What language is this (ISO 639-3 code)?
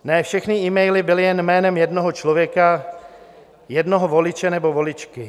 ces